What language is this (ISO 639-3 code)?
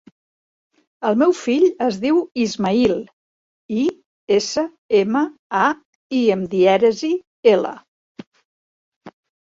cat